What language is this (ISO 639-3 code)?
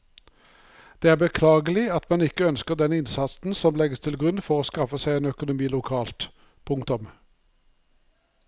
nor